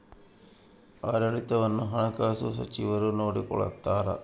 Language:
Kannada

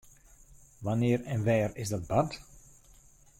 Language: Western Frisian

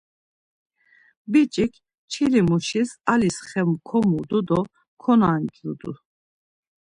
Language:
Laz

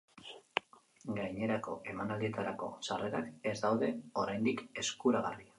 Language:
Basque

